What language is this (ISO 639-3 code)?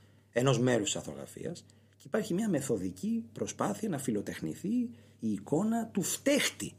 ell